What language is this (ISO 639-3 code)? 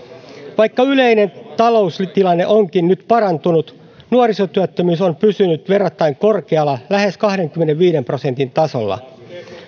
fin